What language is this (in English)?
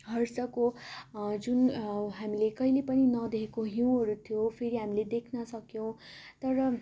Nepali